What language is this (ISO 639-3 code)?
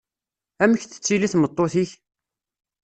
kab